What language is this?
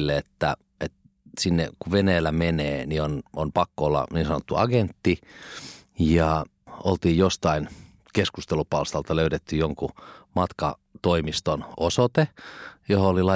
Finnish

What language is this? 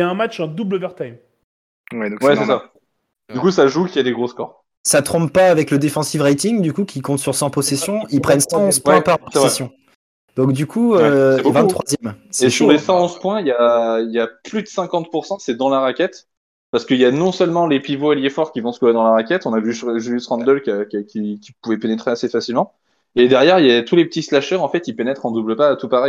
French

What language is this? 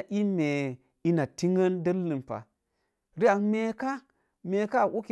Mom Jango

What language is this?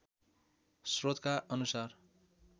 Nepali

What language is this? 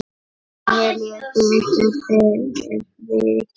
Icelandic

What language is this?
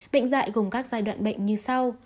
Vietnamese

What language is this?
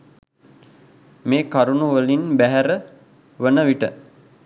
Sinhala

